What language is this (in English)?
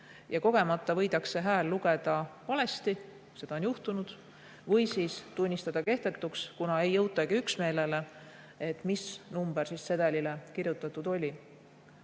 Estonian